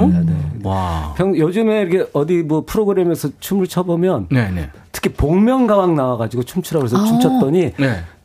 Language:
Korean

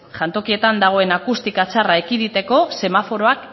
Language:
Basque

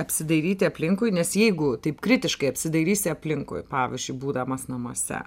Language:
Lithuanian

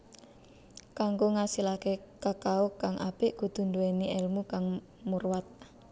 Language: Javanese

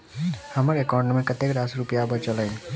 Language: Maithili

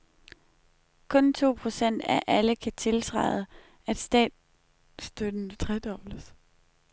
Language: Danish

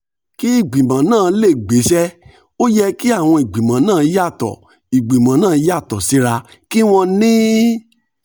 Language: Yoruba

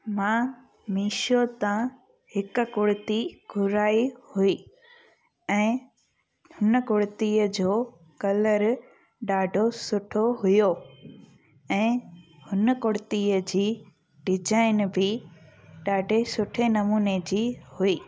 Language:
Sindhi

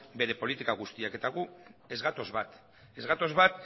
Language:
Basque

